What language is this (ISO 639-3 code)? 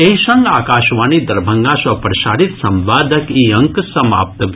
mai